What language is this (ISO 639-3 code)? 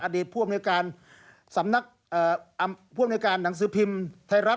tha